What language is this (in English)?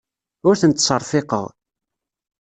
Kabyle